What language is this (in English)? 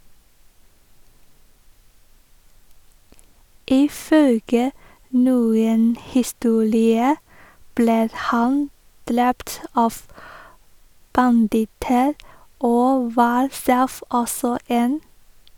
Norwegian